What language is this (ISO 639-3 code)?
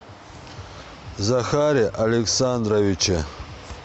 rus